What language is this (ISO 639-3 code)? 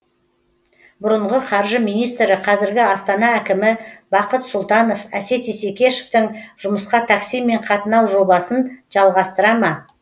kaz